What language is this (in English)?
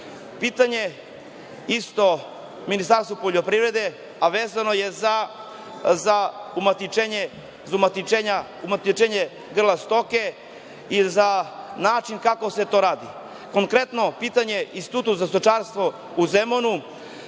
Serbian